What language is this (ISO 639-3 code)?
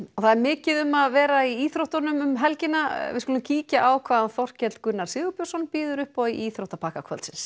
isl